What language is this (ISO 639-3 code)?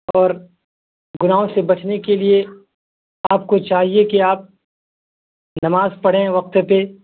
urd